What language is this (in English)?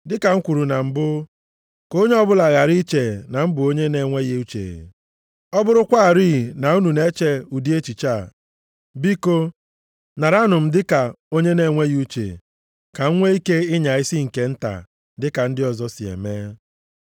Igbo